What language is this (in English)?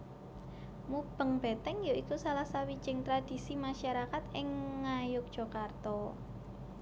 Javanese